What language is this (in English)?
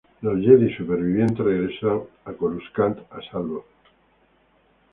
Spanish